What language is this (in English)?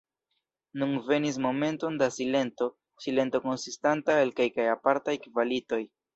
Esperanto